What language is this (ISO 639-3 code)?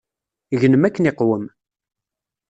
kab